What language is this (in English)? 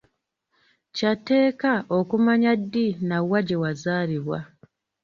Ganda